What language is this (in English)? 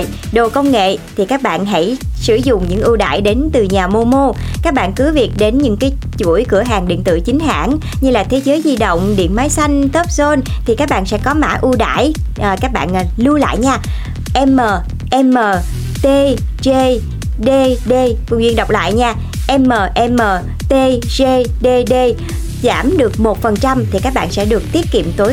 Vietnamese